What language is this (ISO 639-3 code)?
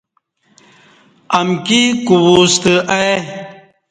bsh